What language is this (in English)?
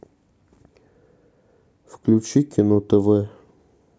Russian